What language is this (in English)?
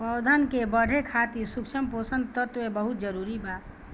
Bhojpuri